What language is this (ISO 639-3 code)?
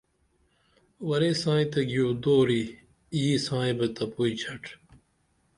dml